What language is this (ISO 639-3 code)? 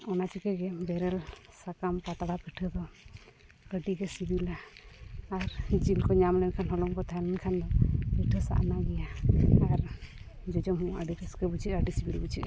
sat